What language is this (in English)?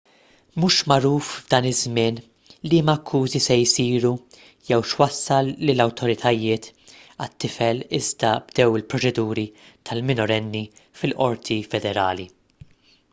Maltese